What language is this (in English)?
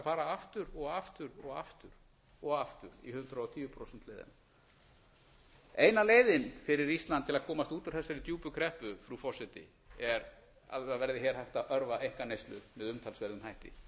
Icelandic